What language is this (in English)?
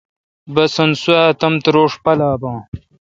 Kalkoti